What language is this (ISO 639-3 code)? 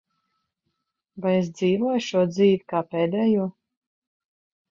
lav